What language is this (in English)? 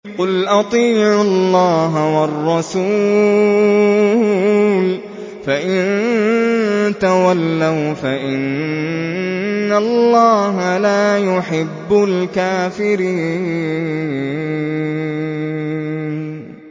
Arabic